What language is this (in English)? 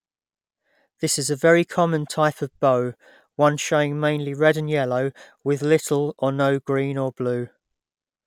English